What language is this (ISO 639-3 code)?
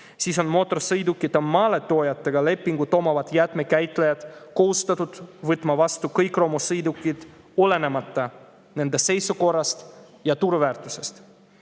est